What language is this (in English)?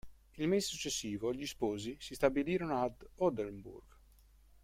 Italian